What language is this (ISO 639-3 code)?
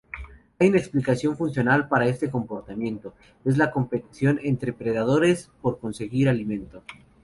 spa